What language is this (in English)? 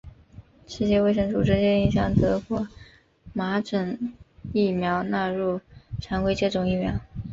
Chinese